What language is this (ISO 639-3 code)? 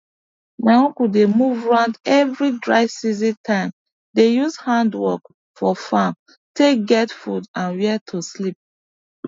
pcm